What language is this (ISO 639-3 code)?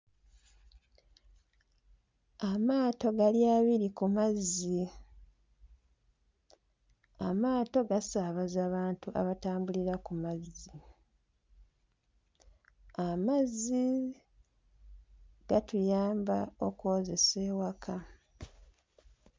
lug